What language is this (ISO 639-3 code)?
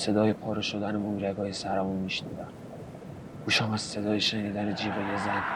fas